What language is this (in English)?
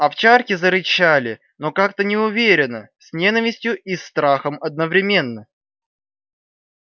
Russian